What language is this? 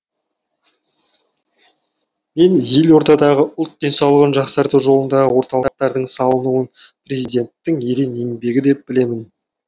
Kazakh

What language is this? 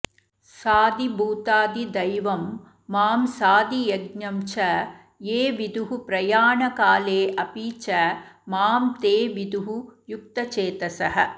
Sanskrit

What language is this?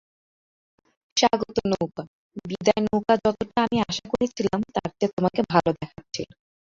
Bangla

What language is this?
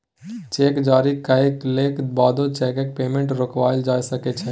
Maithili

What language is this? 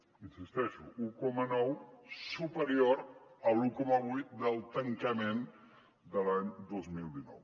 Catalan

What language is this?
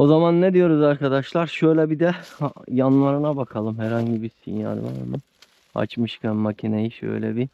Turkish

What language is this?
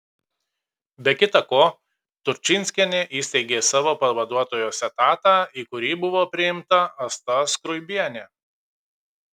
Lithuanian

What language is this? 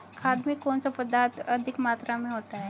Hindi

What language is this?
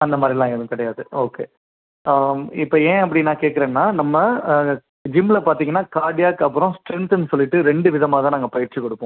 Tamil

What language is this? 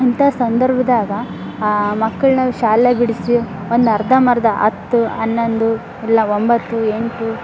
Kannada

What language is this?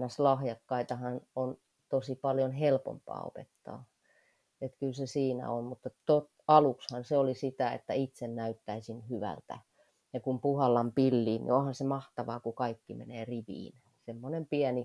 Finnish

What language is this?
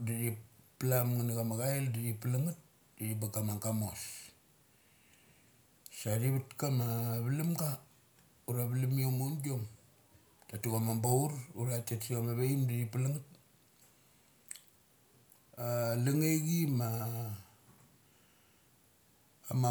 Mali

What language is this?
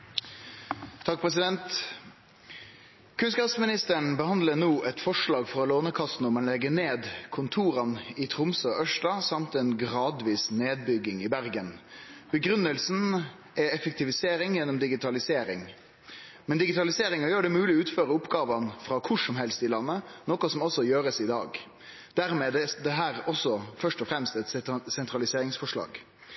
Norwegian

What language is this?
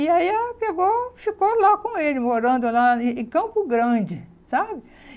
Portuguese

